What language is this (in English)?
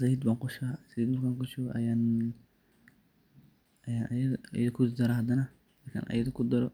Somali